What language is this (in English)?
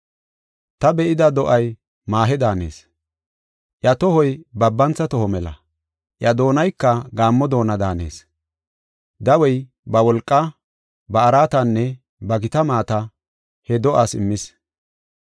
Gofa